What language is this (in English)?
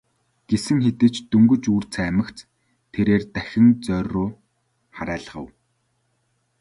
Mongolian